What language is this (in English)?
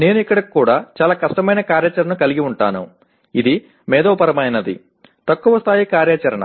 Telugu